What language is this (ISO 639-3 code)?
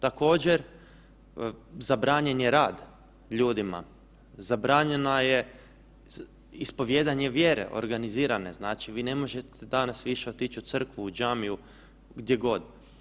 hrv